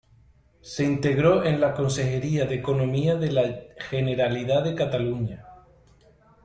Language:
Spanish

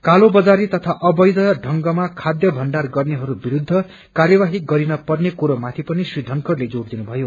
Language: Nepali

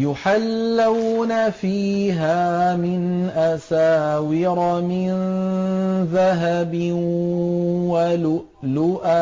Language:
Arabic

